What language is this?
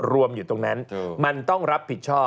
Thai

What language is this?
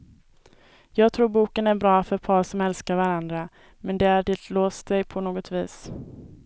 Swedish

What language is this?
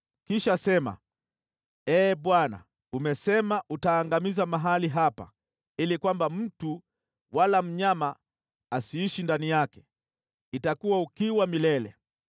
Swahili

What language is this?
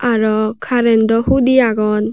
Chakma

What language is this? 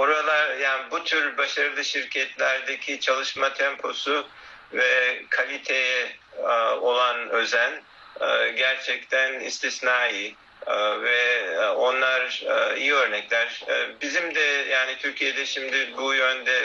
Turkish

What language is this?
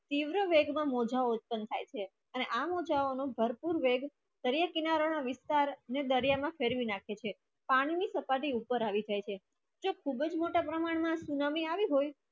Gujarati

